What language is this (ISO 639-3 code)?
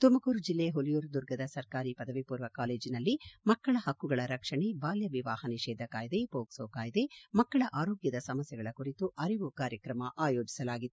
kan